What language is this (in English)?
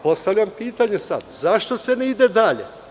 Serbian